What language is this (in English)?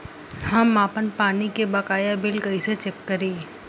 Bhojpuri